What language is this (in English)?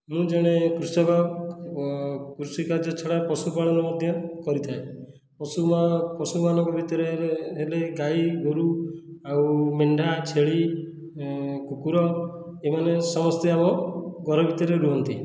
Odia